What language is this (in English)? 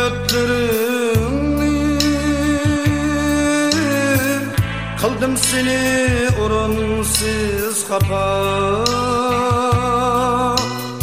Turkish